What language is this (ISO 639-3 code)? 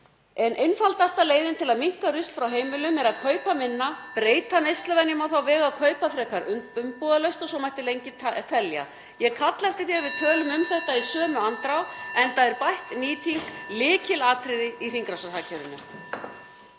isl